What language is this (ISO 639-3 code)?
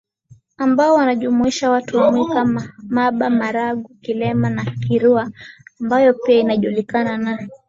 swa